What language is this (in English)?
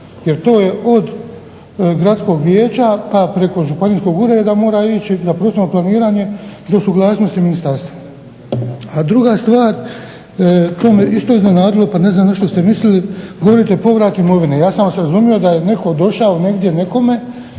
Croatian